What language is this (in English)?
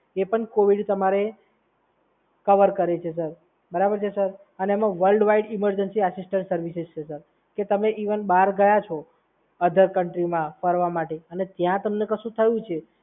Gujarati